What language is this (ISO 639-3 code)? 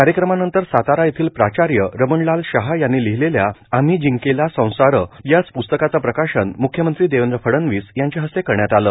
mar